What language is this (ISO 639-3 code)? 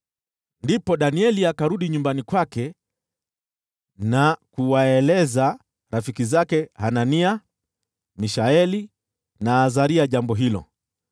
swa